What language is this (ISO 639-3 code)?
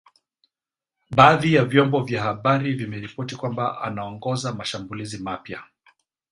swa